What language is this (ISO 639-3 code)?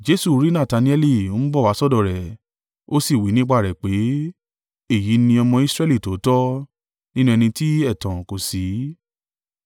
yor